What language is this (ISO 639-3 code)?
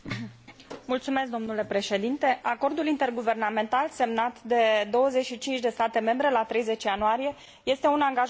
ron